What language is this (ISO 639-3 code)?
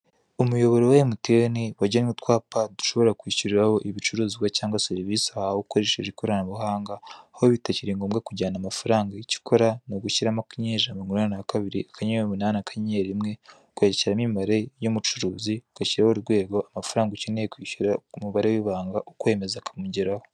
kin